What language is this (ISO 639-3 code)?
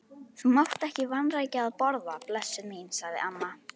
isl